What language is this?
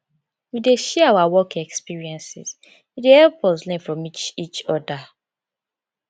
Nigerian Pidgin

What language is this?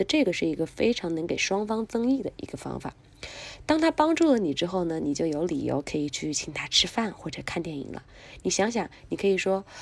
Chinese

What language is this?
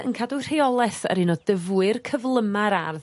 Welsh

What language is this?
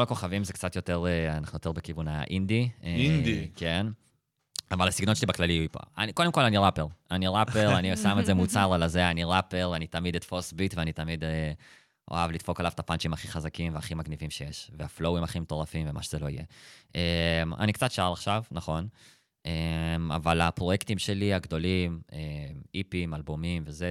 Hebrew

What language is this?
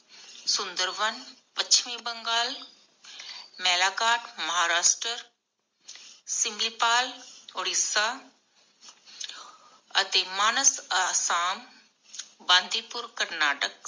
Punjabi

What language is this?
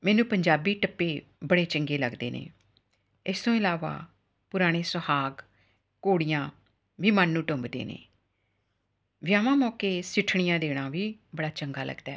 Punjabi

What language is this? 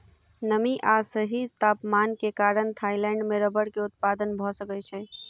Maithili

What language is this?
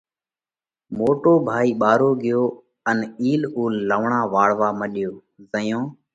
Parkari Koli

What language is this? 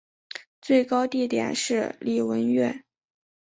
Chinese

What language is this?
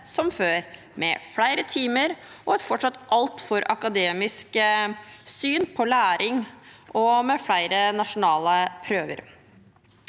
Norwegian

